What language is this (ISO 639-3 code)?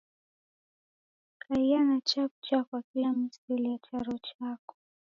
dav